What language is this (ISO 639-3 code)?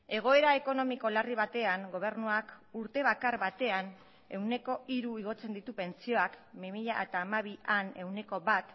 eus